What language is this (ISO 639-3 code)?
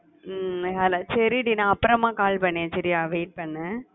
tam